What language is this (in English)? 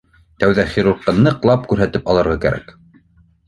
Bashkir